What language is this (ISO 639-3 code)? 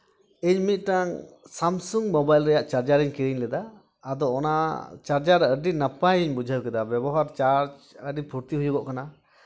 sat